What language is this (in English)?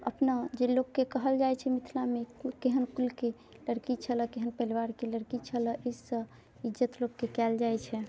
Maithili